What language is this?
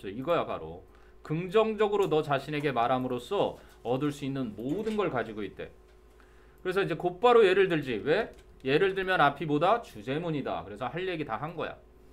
Korean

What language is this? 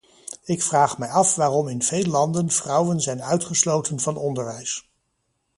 Dutch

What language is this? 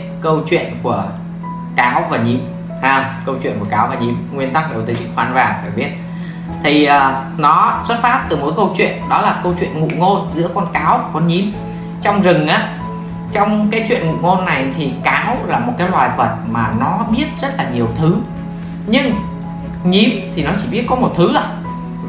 Vietnamese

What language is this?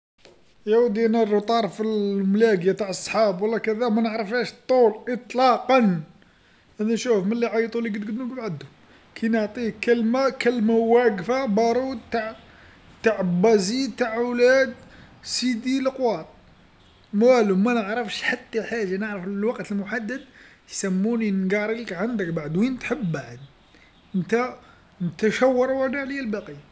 Algerian Arabic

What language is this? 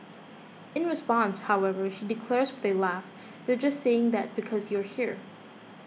English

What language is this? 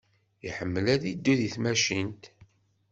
Kabyle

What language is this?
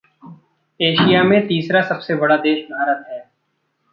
Hindi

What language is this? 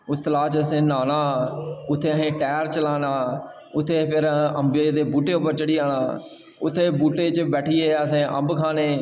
Dogri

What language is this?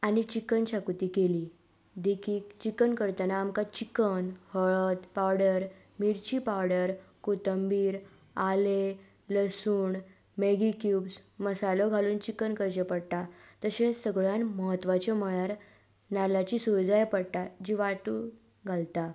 Konkani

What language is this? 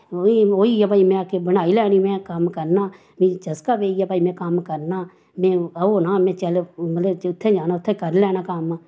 Dogri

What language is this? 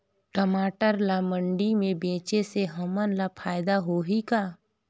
Chhattisgarhi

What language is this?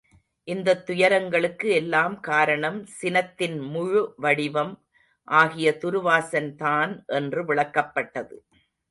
Tamil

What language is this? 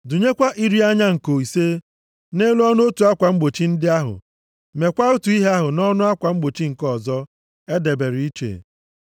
Igbo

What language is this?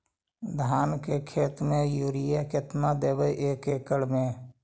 Magahi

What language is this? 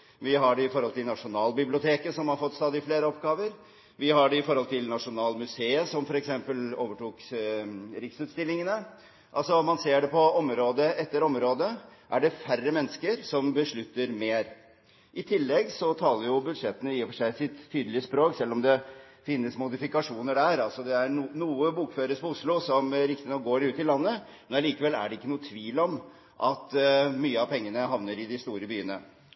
Norwegian Bokmål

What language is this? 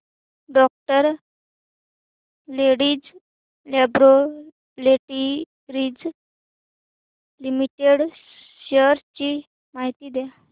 Marathi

